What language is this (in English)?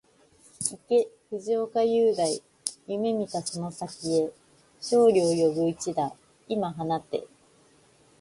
Japanese